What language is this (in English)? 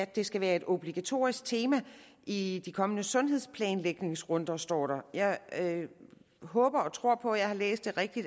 Danish